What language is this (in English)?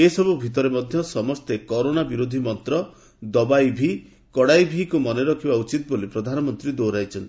Odia